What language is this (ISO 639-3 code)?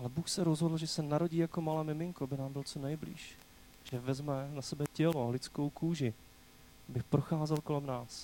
ces